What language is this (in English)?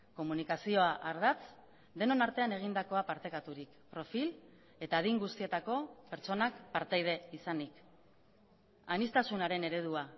Basque